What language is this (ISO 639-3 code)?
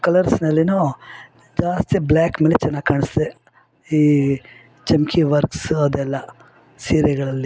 kan